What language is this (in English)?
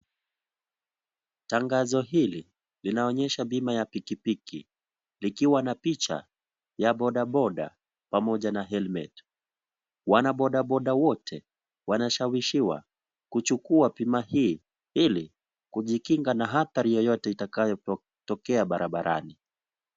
Swahili